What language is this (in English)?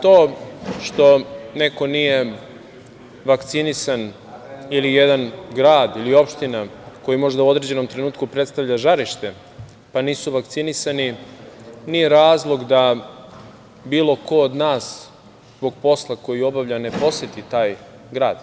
Serbian